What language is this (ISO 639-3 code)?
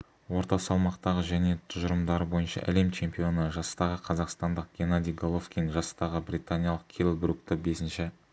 kaz